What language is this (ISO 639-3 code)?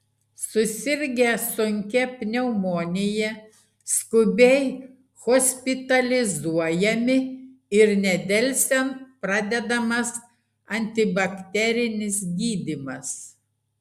lit